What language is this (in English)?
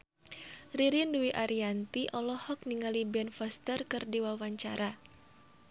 Sundanese